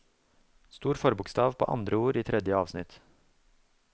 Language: Norwegian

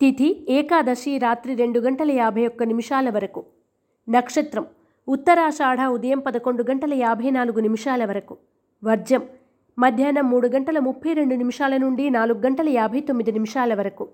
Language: Telugu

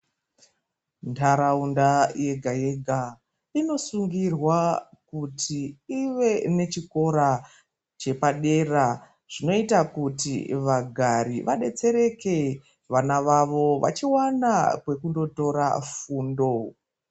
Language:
Ndau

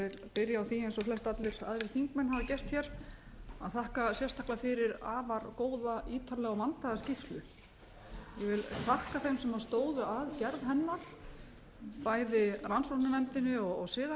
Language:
Icelandic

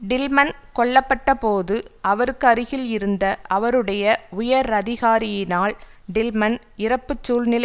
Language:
Tamil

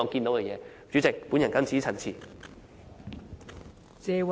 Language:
Cantonese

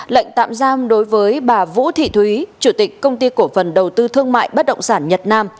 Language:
Vietnamese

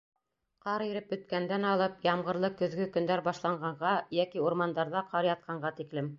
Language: Bashkir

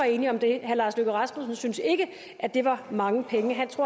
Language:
Danish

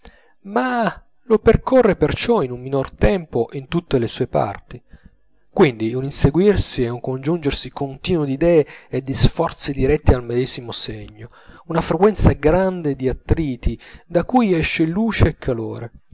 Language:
Italian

